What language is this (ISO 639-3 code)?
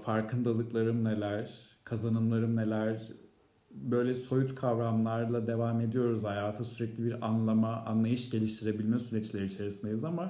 tur